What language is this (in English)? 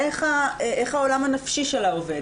Hebrew